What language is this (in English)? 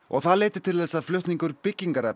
Icelandic